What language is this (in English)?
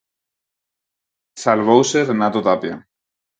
Galician